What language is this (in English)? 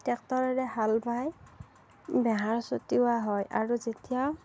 Assamese